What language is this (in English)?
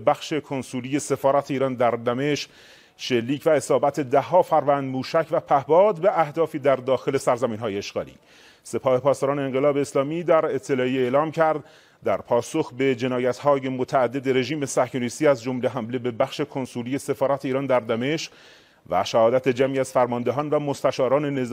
Persian